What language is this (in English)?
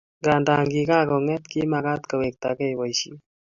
Kalenjin